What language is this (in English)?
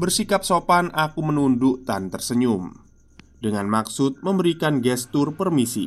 Indonesian